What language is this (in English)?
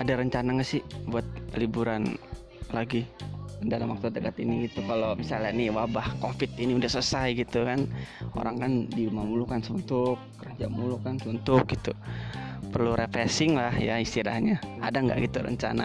Indonesian